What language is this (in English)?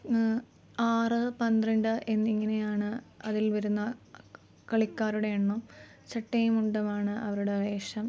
Malayalam